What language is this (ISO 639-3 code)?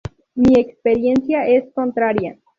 spa